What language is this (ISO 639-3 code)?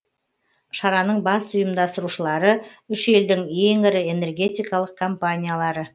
kaz